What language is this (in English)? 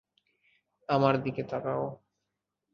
Bangla